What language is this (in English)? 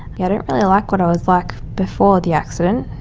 English